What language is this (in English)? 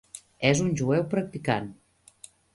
Catalan